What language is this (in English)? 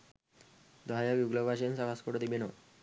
Sinhala